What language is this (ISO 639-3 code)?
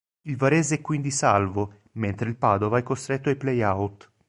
ita